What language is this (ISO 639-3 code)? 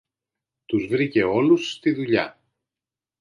ell